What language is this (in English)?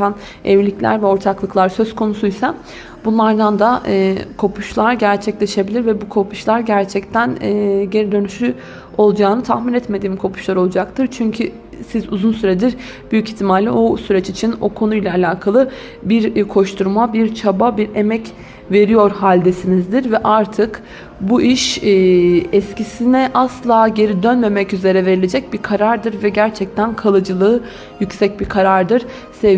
Turkish